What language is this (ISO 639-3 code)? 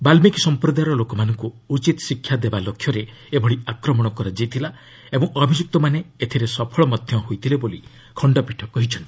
ori